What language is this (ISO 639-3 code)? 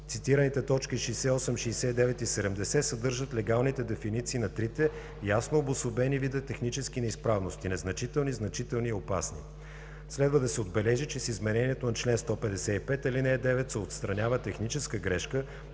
bul